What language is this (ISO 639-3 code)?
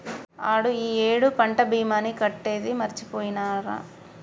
tel